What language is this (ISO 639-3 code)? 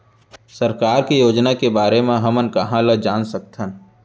hne